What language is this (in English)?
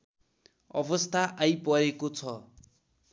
Nepali